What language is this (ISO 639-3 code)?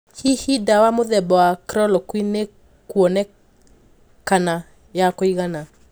kik